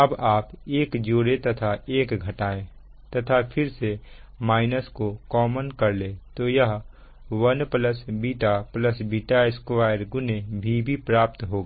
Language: Hindi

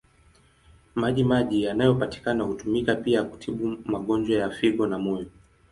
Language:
Swahili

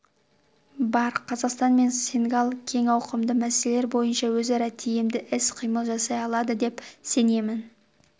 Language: Kazakh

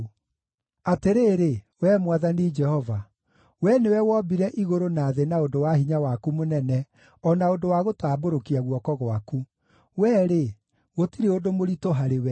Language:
Kikuyu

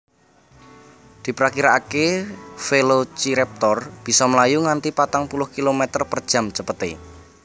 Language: Javanese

